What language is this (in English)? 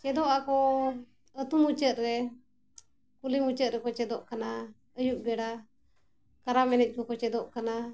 Santali